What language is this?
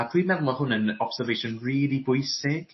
Welsh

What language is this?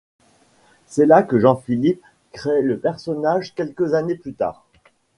French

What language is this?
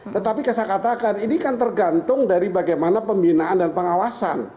Indonesian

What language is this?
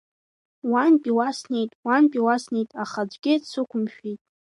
Abkhazian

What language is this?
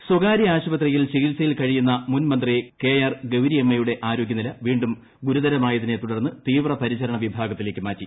Malayalam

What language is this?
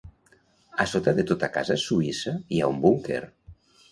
Catalan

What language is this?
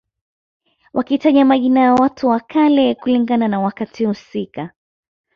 Swahili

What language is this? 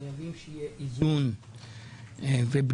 Hebrew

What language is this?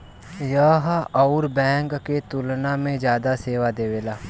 Bhojpuri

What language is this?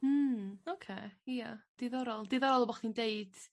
Welsh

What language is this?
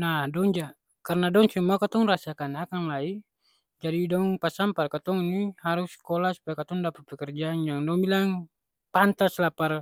Ambonese Malay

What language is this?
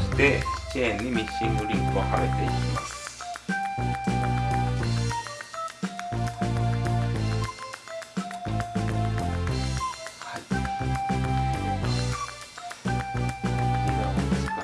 Japanese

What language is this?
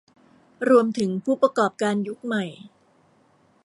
Thai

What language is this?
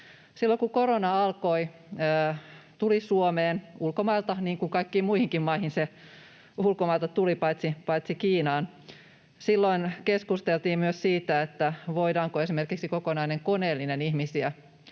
Finnish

